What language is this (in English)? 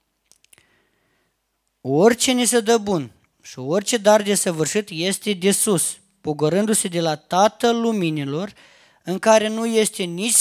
Romanian